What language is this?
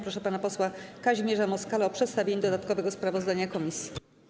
Polish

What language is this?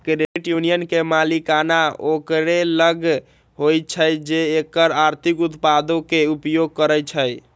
Magahi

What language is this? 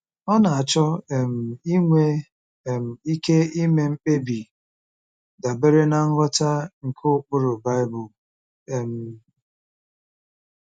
Igbo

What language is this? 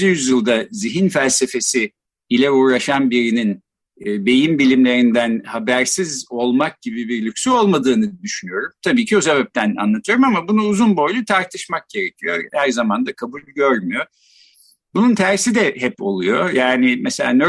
Turkish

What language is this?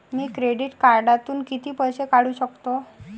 Marathi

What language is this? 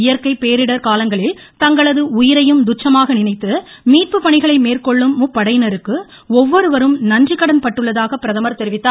Tamil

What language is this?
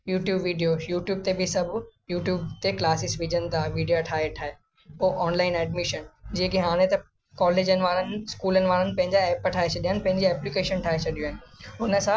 Sindhi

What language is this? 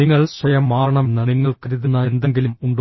Malayalam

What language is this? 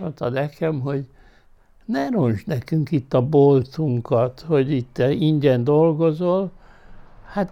Hungarian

